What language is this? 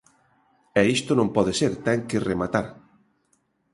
Galician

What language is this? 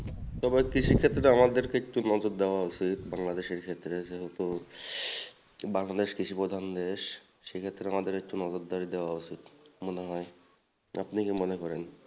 Bangla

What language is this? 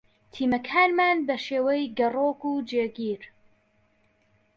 Central Kurdish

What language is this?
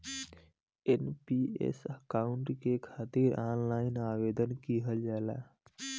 Bhojpuri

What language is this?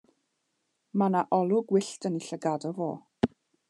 Welsh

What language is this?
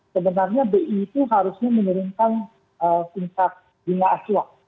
Indonesian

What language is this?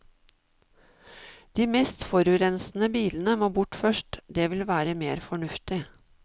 Norwegian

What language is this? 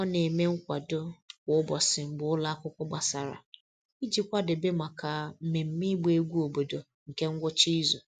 Igbo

